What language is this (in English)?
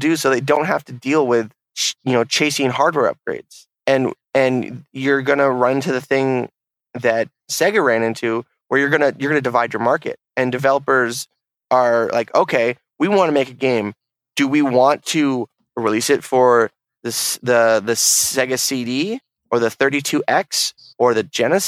English